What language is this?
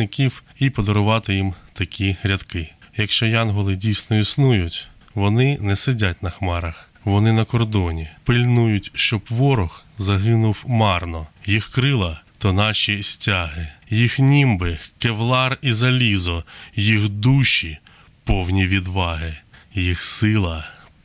Ukrainian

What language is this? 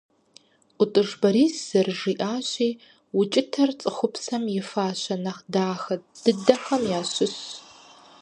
Kabardian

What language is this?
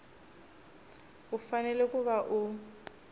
Tsonga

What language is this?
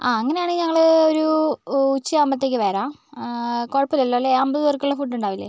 Malayalam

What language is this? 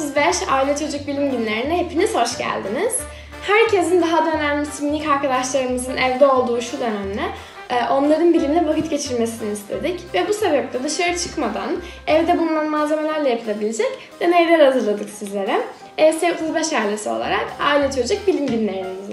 Turkish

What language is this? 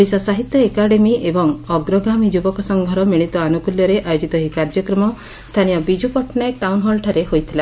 Odia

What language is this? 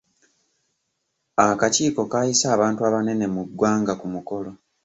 Ganda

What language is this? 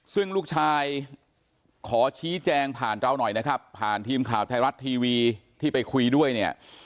Thai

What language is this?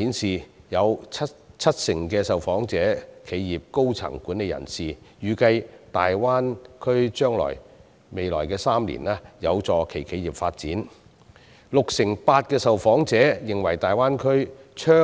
Cantonese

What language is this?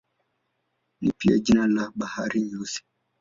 Swahili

